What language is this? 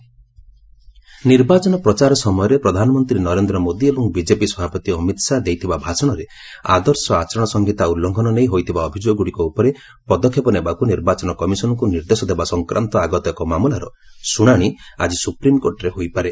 Odia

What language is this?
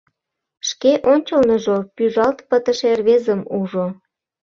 Mari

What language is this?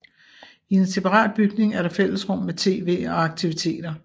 Danish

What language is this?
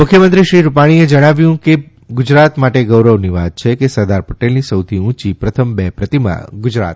Gujarati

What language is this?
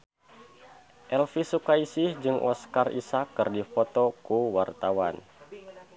Sundanese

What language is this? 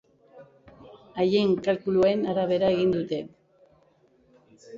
Basque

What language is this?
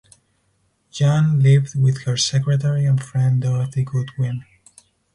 English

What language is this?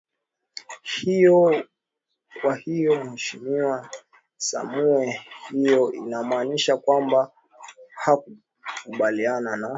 Swahili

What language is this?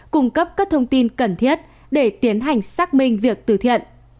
Vietnamese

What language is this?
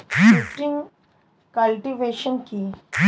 Bangla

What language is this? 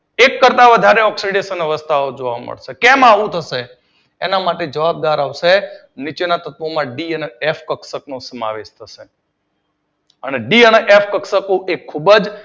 Gujarati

